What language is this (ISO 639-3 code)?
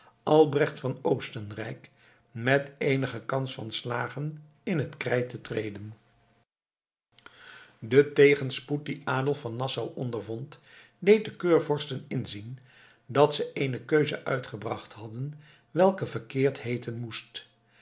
nld